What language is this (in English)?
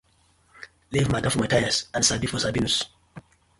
Nigerian Pidgin